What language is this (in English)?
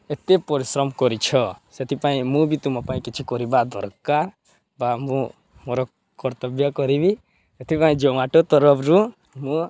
Odia